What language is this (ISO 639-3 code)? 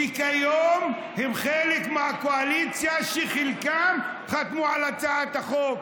heb